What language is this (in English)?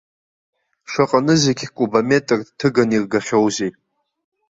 Abkhazian